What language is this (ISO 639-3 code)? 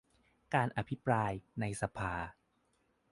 tha